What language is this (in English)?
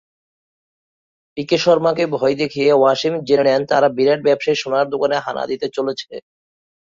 Bangla